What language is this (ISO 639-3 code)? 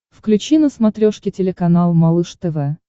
rus